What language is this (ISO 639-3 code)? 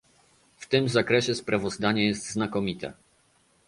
pol